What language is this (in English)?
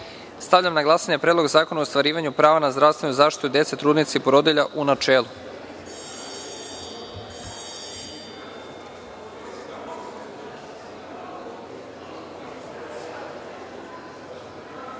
Serbian